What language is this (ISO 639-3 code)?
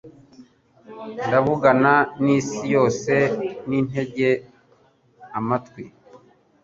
kin